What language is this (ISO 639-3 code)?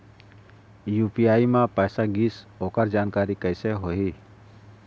hne